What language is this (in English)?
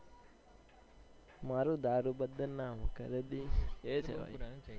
Gujarati